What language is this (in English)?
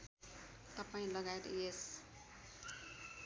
Nepali